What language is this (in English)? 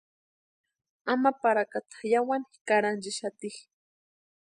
Western Highland Purepecha